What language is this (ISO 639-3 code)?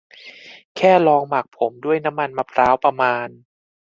tha